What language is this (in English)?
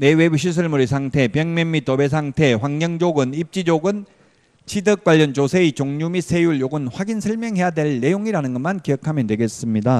Korean